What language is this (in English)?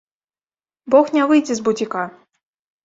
Belarusian